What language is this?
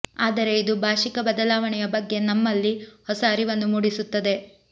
Kannada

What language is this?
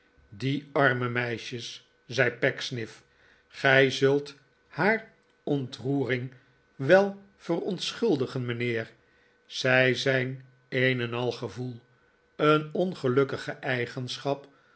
Dutch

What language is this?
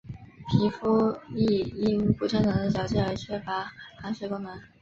Chinese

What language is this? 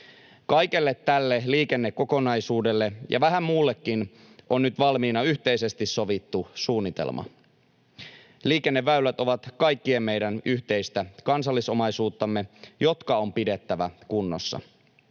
Finnish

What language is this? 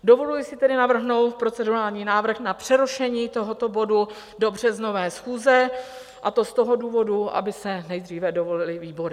Czech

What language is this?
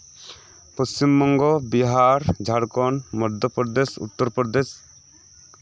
Santali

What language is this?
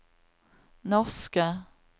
Norwegian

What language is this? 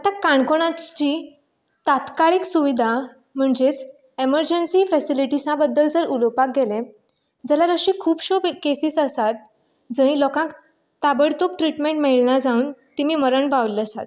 Konkani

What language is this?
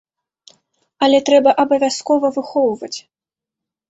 Belarusian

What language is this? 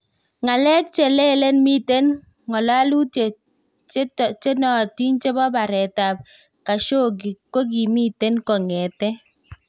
Kalenjin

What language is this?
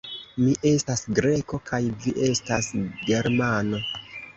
Esperanto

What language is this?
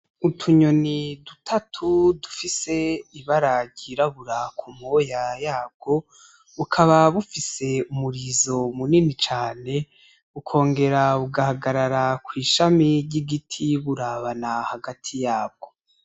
Rundi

